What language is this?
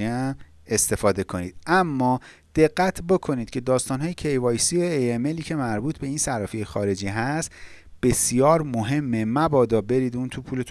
Persian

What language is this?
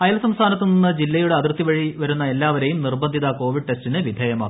Malayalam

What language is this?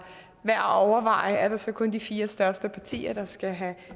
Danish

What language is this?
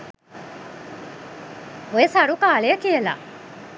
Sinhala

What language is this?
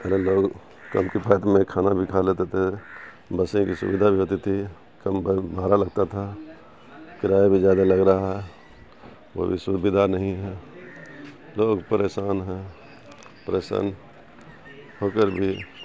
Urdu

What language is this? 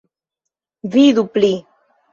Esperanto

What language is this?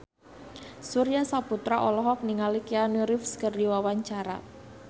Sundanese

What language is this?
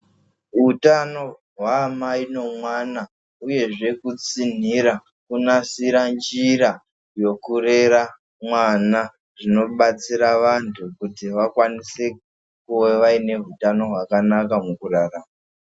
Ndau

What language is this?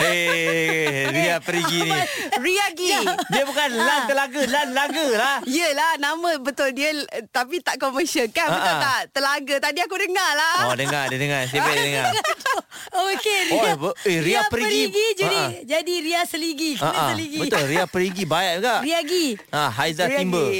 Malay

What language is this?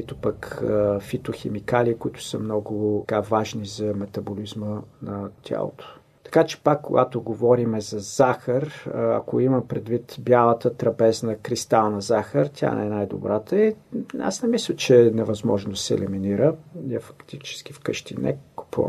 Bulgarian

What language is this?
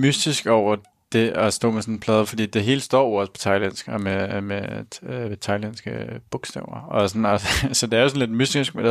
Danish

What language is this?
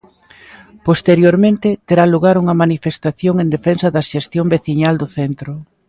Galician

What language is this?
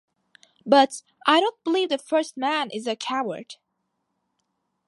English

